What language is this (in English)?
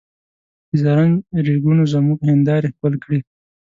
Pashto